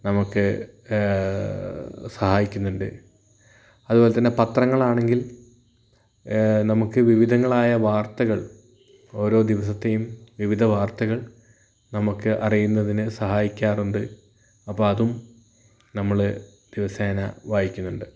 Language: Malayalam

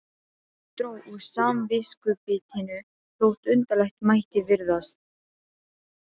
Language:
Icelandic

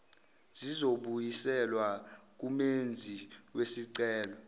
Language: Zulu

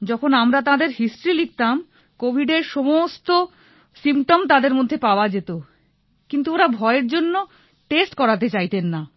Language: Bangla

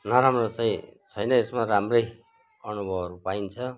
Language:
Nepali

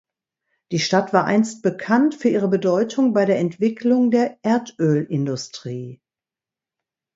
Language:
German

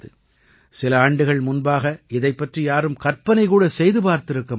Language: Tamil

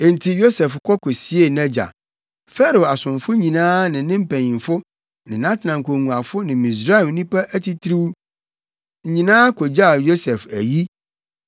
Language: Akan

